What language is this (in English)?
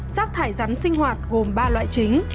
Vietnamese